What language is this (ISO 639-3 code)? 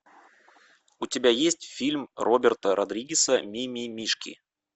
rus